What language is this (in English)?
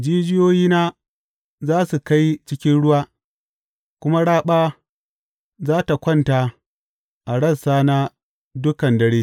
Hausa